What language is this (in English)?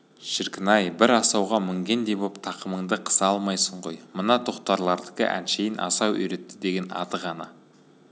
Kazakh